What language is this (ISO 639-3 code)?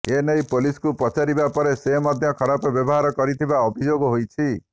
ori